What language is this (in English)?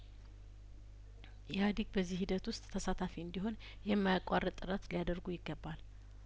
Amharic